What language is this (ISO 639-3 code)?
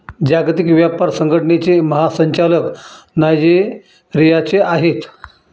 mar